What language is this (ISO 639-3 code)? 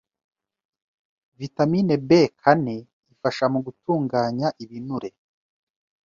kin